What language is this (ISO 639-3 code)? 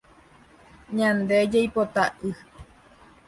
grn